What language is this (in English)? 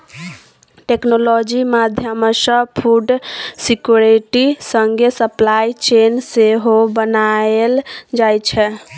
Maithili